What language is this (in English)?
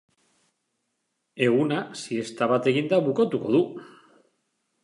Basque